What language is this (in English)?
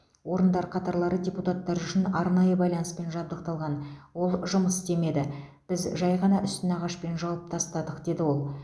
Kazakh